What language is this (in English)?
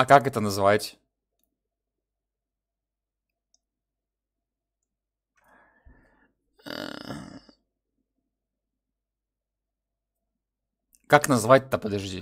Russian